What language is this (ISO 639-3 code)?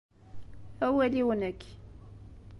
kab